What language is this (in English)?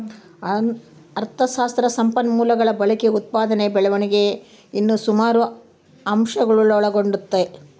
Kannada